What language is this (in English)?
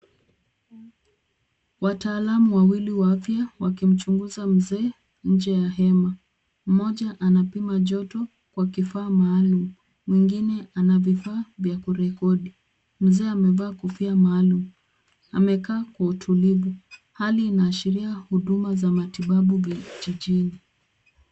Swahili